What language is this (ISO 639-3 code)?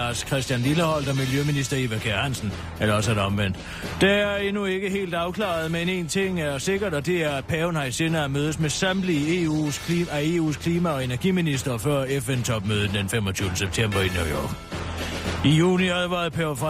dan